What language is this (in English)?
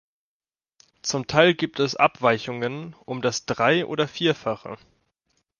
German